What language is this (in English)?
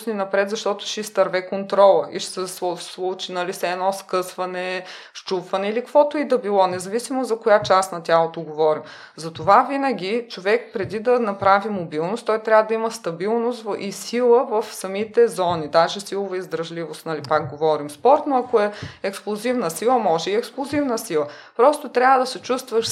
Bulgarian